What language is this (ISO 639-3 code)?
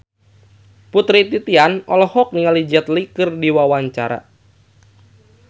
sun